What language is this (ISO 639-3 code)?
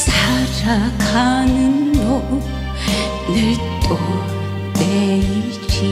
kor